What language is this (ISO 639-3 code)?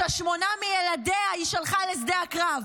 heb